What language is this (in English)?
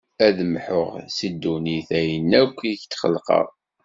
Kabyle